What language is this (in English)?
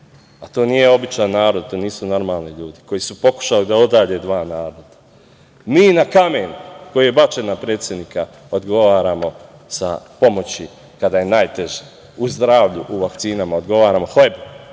Serbian